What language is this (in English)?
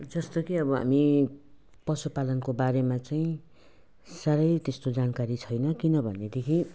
Nepali